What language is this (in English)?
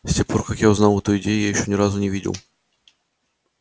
Russian